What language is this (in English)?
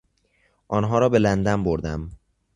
Persian